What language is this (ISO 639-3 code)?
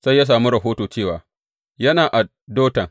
hau